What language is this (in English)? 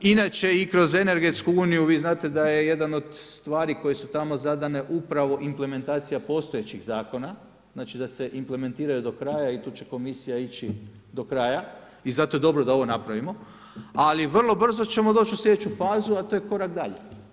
Croatian